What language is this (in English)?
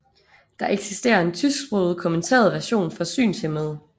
Danish